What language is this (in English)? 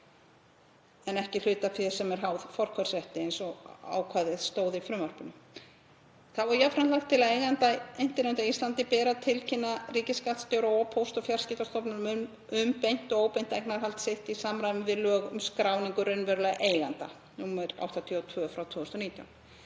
Icelandic